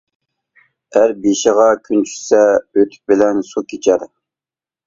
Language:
Uyghur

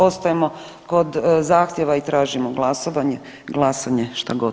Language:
Croatian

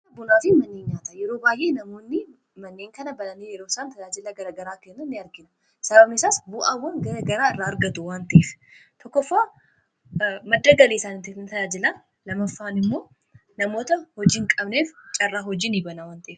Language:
Oromo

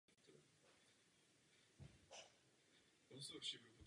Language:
Czech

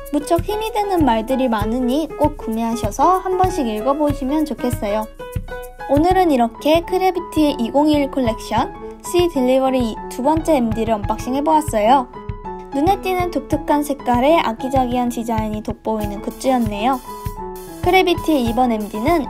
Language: Korean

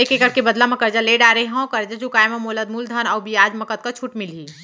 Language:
Chhattisgarhi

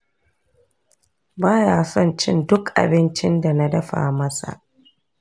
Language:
Hausa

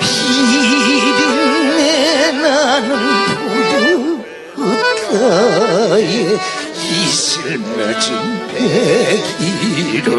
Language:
Korean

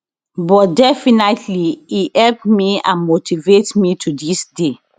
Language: Nigerian Pidgin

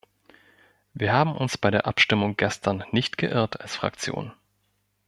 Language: German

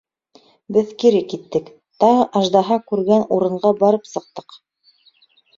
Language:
Bashkir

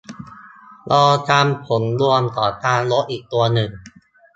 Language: Thai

